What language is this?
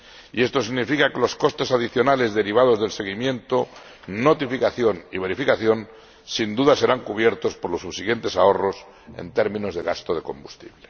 Spanish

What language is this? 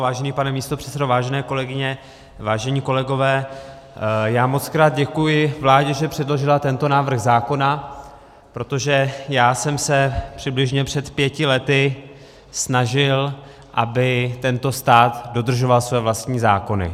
Czech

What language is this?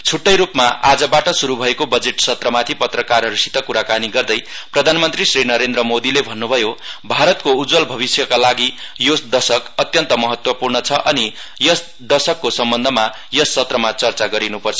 Nepali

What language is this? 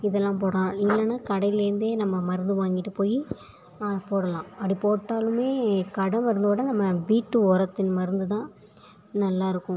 Tamil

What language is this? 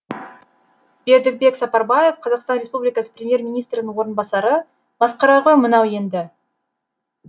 Kazakh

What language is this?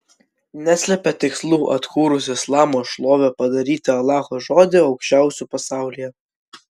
Lithuanian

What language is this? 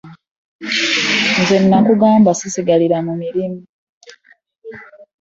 Ganda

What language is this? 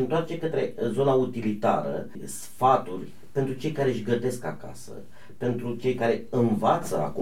Romanian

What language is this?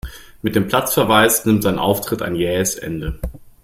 German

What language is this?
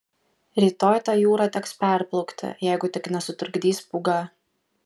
Lithuanian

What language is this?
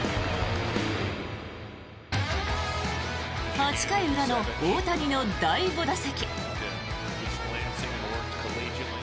Japanese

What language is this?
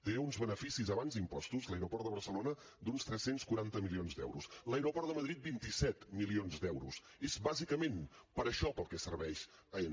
Catalan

